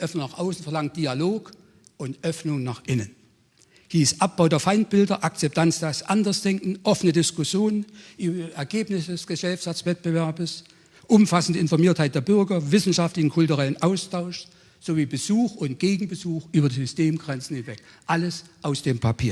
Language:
German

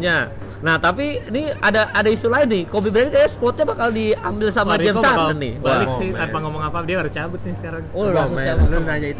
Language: Indonesian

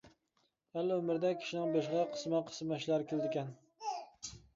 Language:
Uyghur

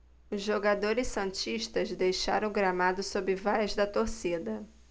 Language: Portuguese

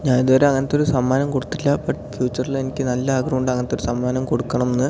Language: Malayalam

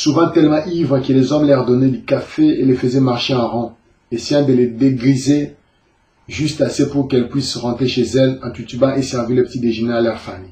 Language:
French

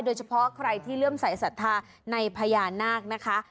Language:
Thai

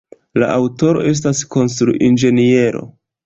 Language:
Esperanto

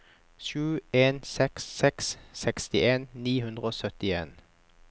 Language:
Norwegian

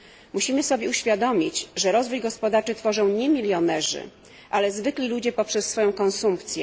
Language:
Polish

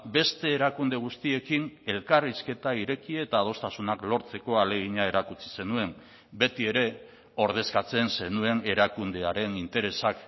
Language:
Basque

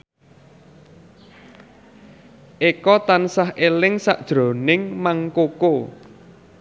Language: Javanese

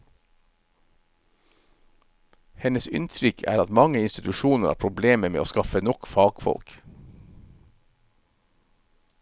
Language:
Norwegian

